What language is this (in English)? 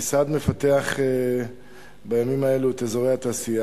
Hebrew